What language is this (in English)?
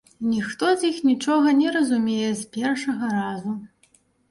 Belarusian